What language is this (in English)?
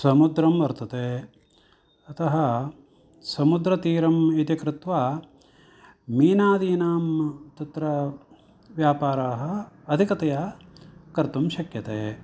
Sanskrit